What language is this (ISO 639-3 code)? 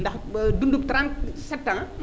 wol